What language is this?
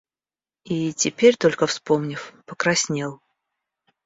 Russian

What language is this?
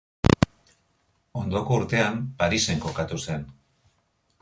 Basque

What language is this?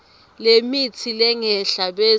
Swati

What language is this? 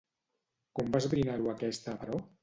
Catalan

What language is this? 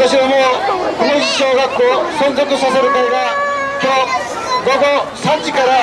Japanese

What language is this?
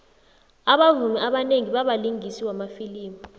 South Ndebele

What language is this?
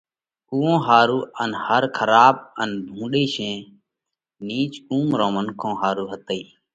Parkari Koli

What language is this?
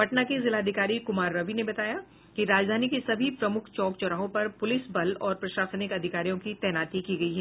Hindi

